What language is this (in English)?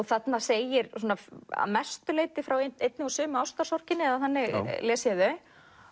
Icelandic